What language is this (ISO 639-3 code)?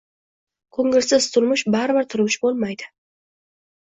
uzb